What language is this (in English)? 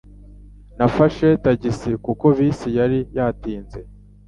Kinyarwanda